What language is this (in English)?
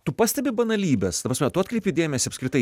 Lithuanian